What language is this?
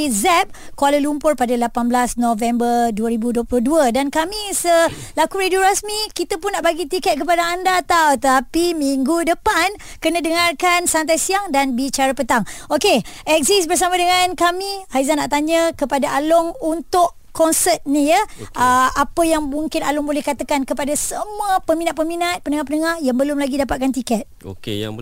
Malay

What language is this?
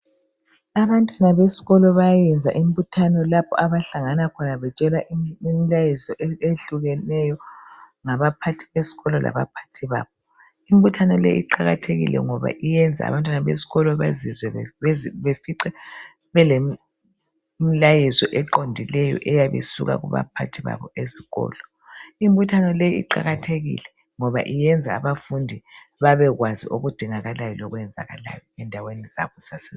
North Ndebele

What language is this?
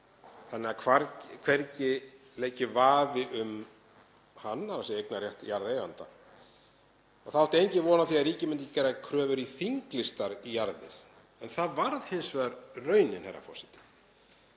Icelandic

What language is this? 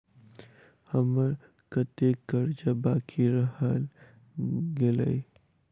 Maithili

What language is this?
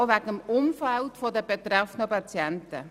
Swiss German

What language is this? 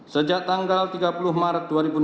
Indonesian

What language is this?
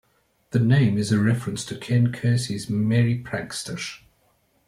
English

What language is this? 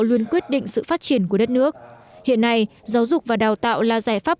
Vietnamese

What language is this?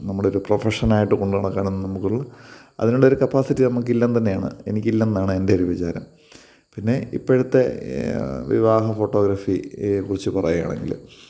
Malayalam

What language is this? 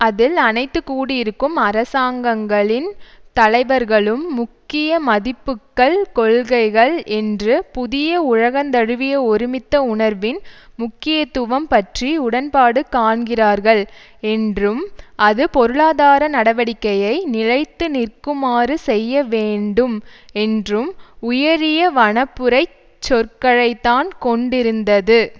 Tamil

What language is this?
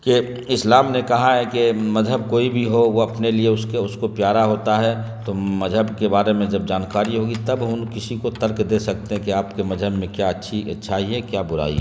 Urdu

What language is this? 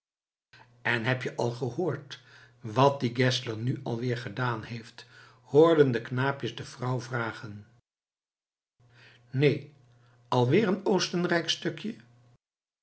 Dutch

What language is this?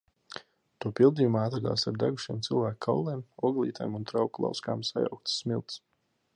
Latvian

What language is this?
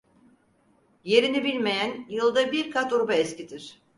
Turkish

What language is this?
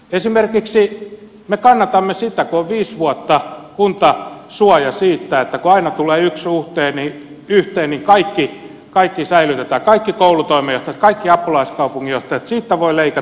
Finnish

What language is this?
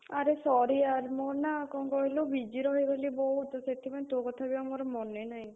Odia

